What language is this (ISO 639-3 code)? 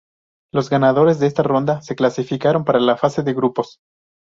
spa